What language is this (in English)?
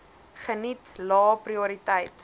Afrikaans